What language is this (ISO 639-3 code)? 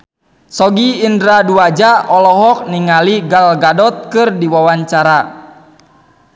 sun